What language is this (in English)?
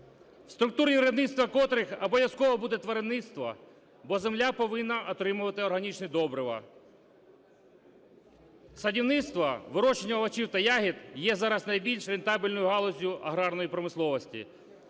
Ukrainian